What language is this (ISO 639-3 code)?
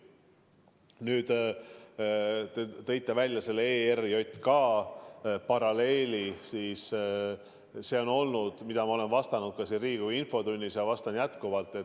est